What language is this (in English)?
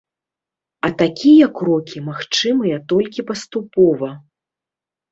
Belarusian